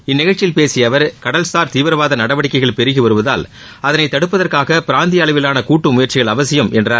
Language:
Tamil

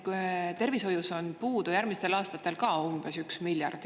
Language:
Estonian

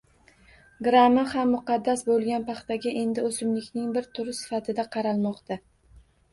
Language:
Uzbek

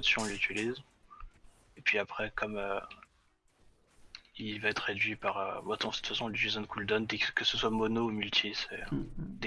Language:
French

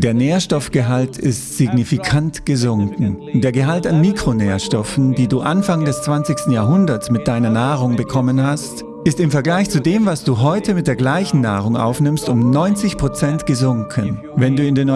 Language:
German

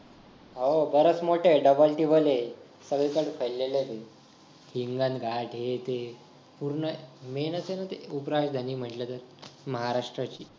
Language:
Marathi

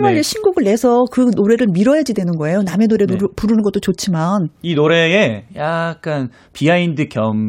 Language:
Korean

